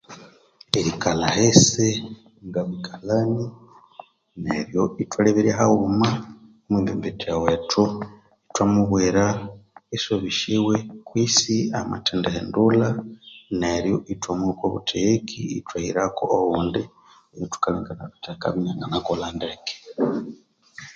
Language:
Konzo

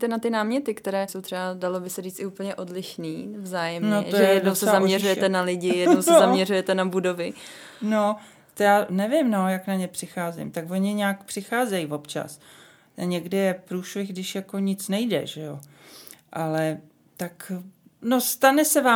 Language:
Czech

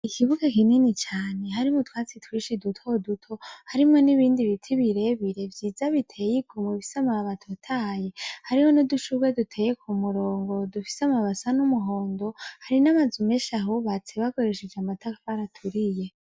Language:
Rundi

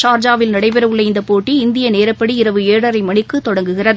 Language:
Tamil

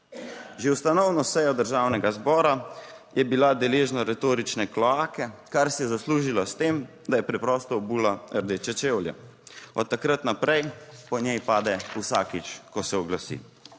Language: Slovenian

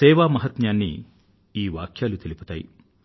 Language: Telugu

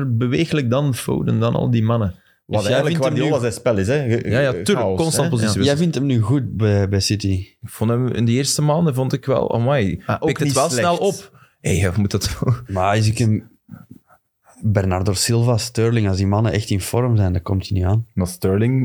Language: Dutch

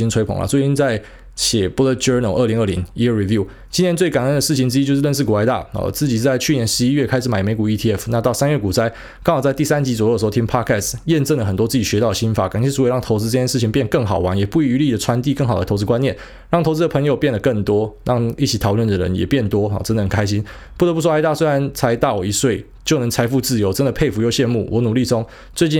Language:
Chinese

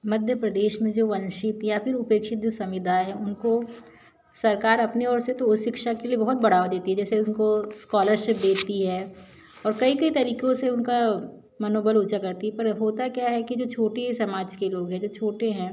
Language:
Hindi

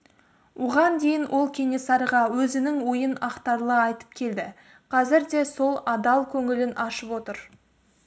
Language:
Kazakh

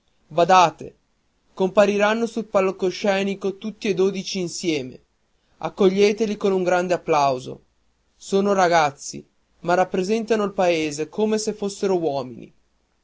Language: Italian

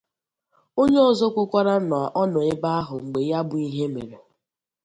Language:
Igbo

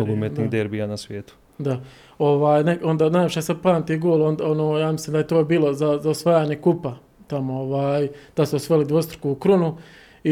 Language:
Croatian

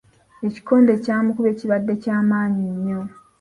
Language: Ganda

